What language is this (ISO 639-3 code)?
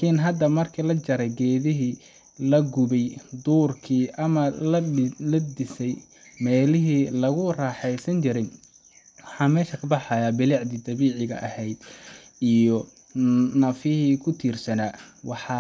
som